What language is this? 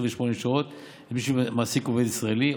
Hebrew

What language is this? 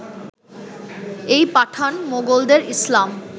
Bangla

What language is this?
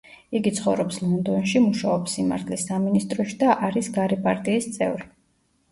Georgian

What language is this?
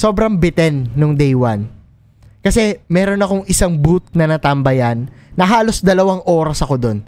Filipino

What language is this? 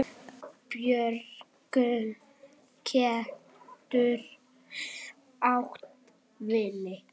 Icelandic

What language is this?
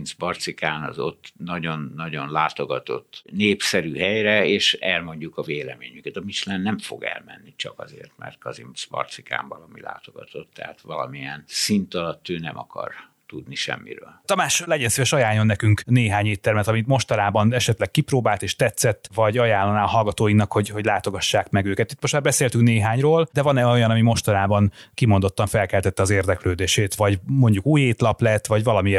Hungarian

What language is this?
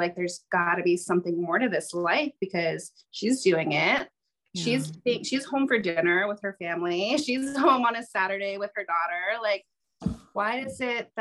English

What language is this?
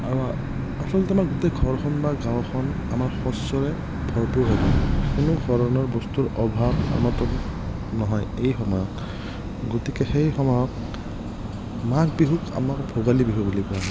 Assamese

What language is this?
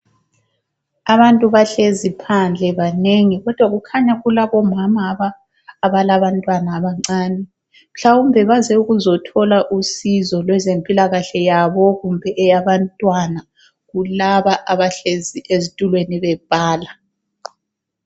North Ndebele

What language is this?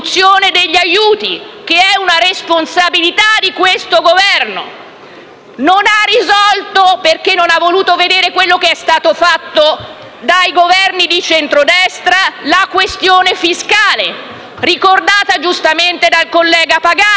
Italian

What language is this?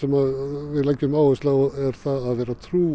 Icelandic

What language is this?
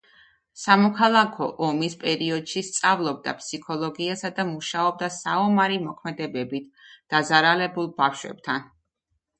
Georgian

